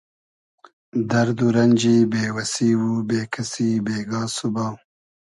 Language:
Hazaragi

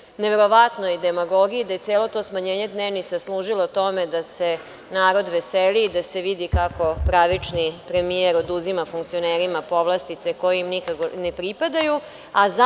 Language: Serbian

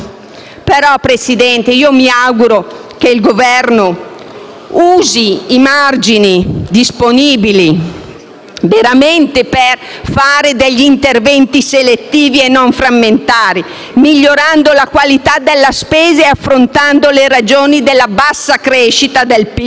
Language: Italian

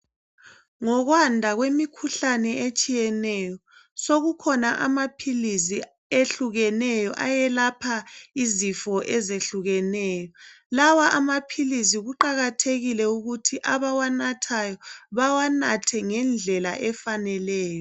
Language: North Ndebele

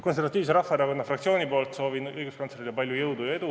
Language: Estonian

